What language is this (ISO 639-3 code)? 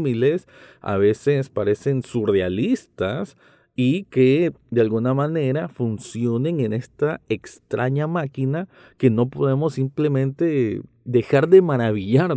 spa